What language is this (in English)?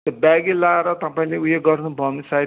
Nepali